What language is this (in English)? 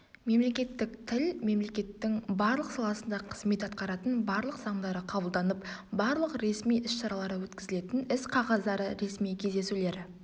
Kazakh